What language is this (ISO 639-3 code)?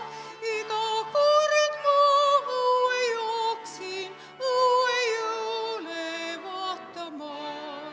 est